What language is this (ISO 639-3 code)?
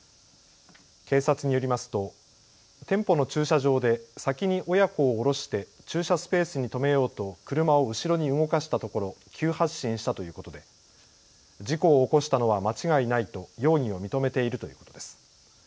jpn